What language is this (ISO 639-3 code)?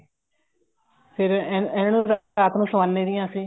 pan